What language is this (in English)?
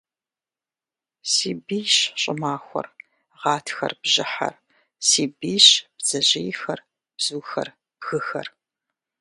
Kabardian